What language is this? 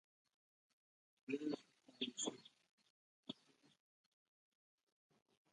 Indonesian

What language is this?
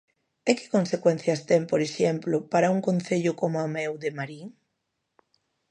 Galician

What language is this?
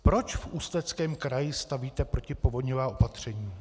Czech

